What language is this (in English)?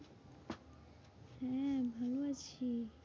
Bangla